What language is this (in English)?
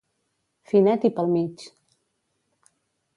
Catalan